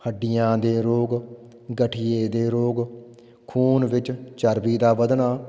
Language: Punjabi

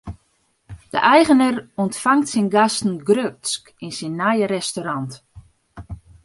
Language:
Western Frisian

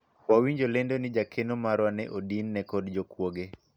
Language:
Luo (Kenya and Tanzania)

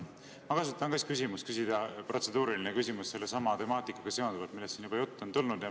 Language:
Estonian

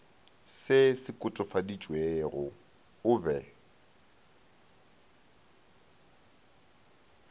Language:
Northern Sotho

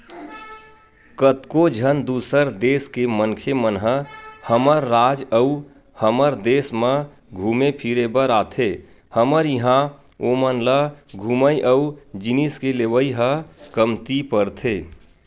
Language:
Chhattisgarhi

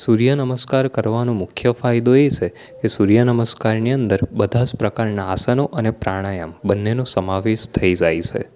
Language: Gujarati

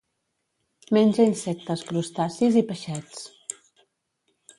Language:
Catalan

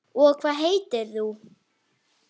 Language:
Icelandic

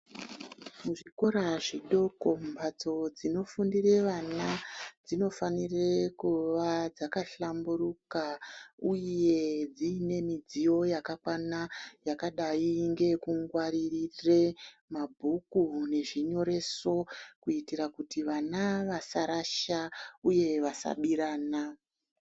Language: Ndau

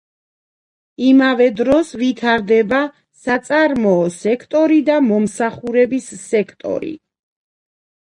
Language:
Georgian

